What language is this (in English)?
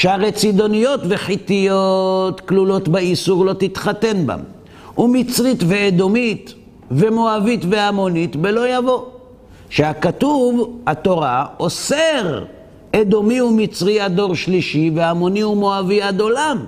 Hebrew